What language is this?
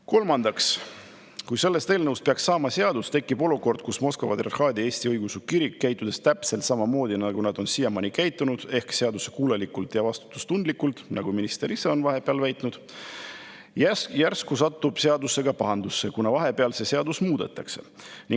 Estonian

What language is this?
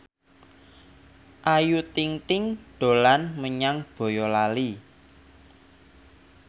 Javanese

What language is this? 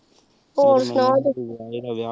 Punjabi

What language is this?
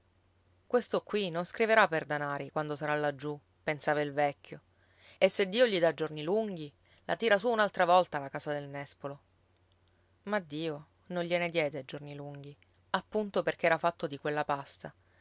Italian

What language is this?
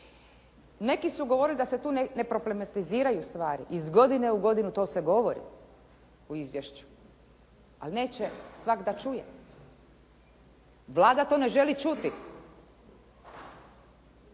Croatian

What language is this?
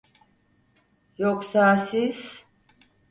Turkish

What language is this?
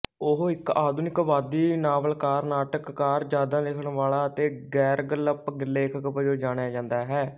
Punjabi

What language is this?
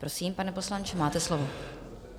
Czech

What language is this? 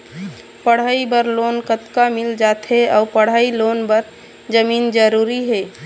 Chhattisgarhi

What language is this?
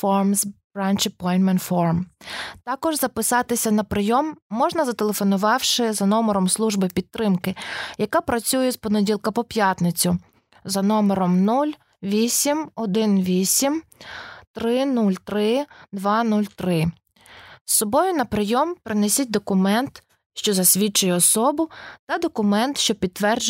Ukrainian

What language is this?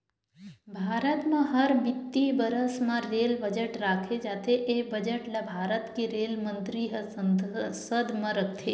Chhattisgarhi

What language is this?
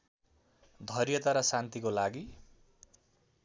Nepali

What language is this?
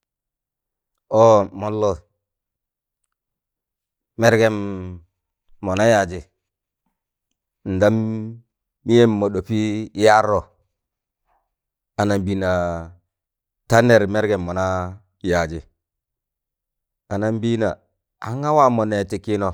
Tangale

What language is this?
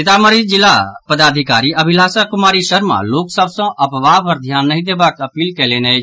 Maithili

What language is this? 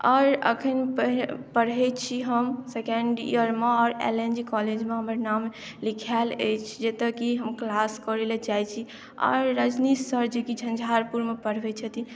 Maithili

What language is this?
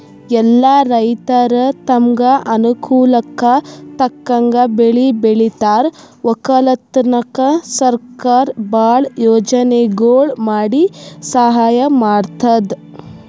Kannada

